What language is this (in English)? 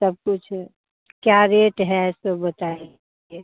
Hindi